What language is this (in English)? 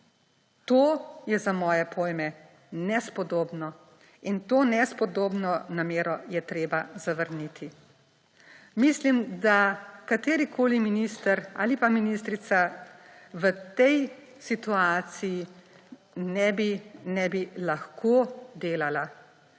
Slovenian